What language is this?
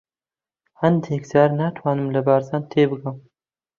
Central Kurdish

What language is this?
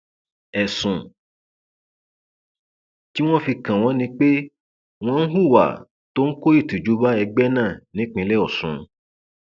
Yoruba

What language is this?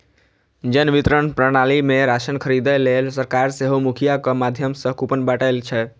Maithili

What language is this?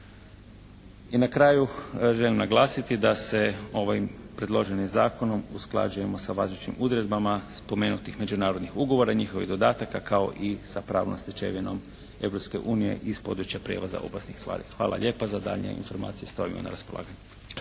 Croatian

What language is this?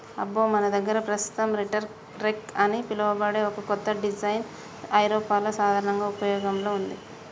Telugu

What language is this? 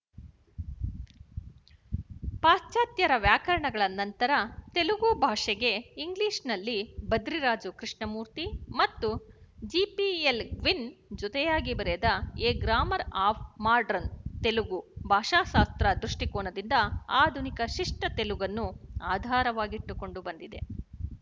Kannada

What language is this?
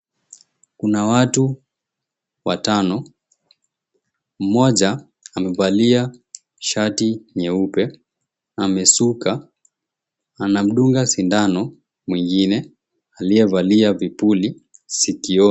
Swahili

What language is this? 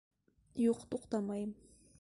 Bashkir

